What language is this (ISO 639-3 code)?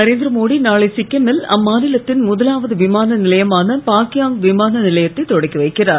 tam